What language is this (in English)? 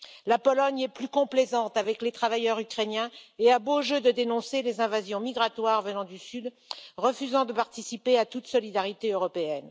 French